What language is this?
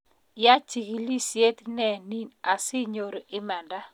Kalenjin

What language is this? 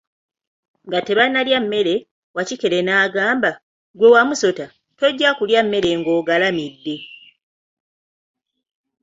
Ganda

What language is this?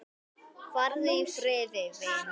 Icelandic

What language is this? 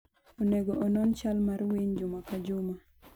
Luo (Kenya and Tanzania)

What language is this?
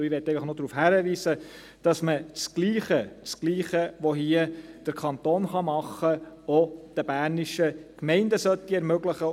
Swiss German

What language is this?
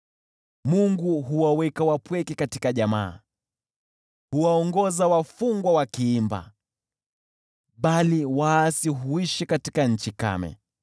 Swahili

